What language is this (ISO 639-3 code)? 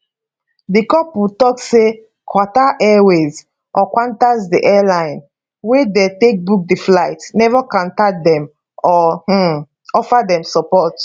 pcm